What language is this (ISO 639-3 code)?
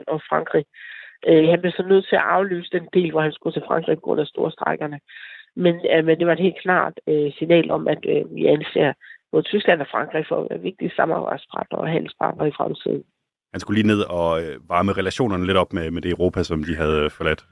dan